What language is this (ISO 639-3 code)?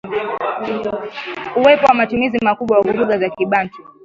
swa